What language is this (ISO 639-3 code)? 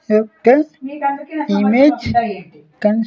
tel